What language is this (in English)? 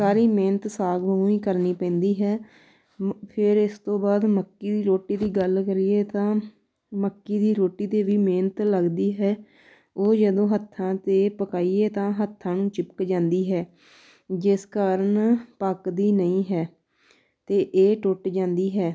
Punjabi